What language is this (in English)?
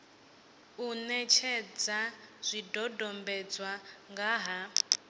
Venda